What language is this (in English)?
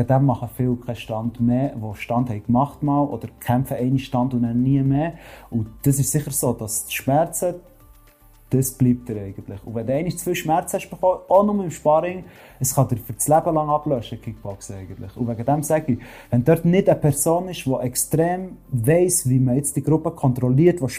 German